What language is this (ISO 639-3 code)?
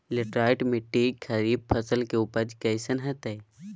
mag